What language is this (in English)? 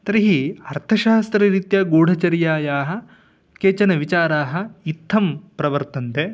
Sanskrit